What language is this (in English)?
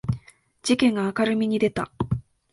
Japanese